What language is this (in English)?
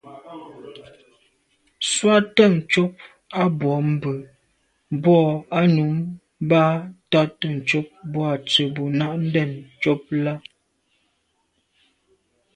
Medumba